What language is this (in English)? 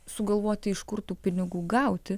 Lithuanian